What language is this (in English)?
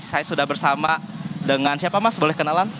Indonesian